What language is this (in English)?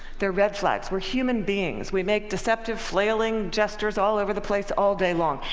English